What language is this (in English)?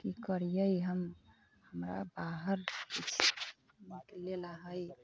Maithili